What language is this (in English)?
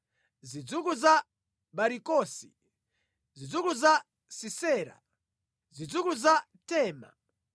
Nyanja